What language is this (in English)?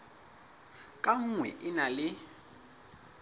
Southern Sotho